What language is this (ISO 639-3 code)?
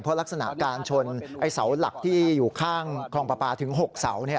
tha